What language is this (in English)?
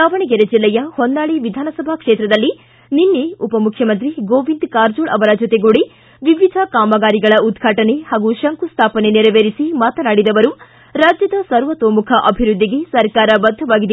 Kannada